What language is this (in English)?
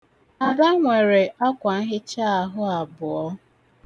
Igbo